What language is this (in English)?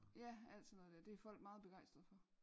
Danish